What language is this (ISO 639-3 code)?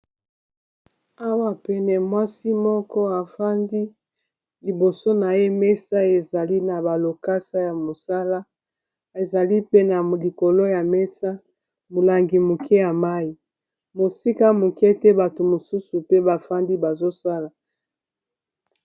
lin